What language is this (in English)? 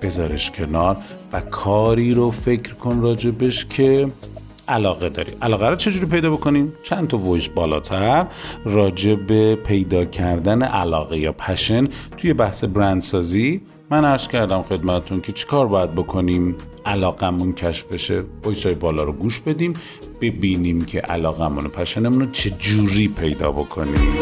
Persian